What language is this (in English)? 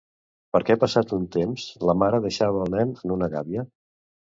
Catalan